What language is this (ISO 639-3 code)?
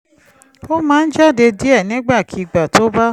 yor